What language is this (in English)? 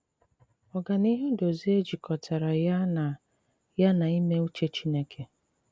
Igbo